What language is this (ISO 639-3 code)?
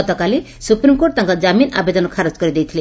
ori